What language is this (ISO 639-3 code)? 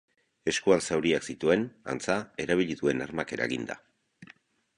eus